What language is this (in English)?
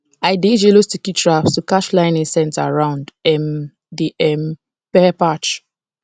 Nigerian Pidgin